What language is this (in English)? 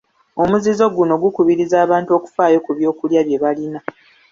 Ganda